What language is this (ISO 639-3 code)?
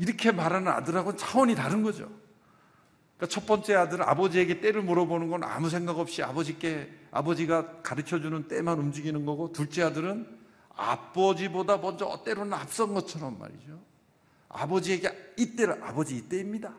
kor